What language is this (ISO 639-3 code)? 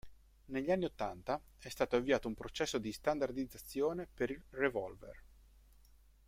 ita